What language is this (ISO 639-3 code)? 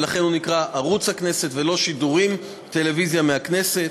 heb